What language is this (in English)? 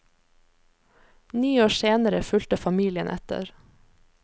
Norwegian